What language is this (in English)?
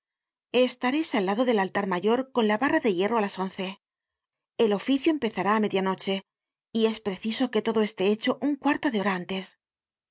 Spanish